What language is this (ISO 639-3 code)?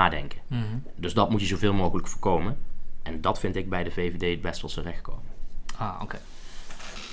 nld